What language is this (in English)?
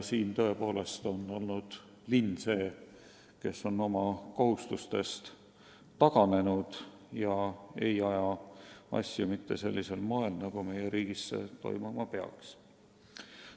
Estonian